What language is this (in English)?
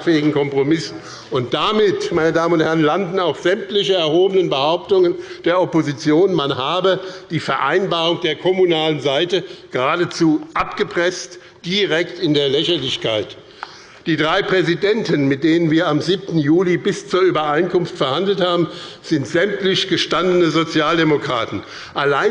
German